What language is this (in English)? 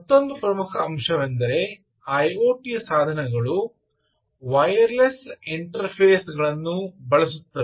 Kannada